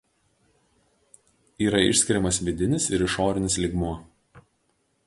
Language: Lithuanian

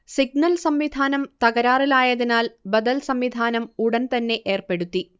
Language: Malayalam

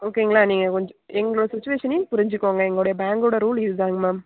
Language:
Tamil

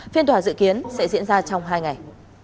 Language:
Vietnamese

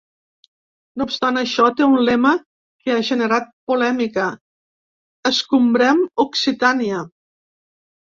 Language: Catalan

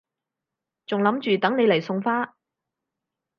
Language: Cantonese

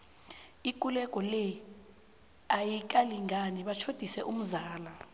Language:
South Ndebele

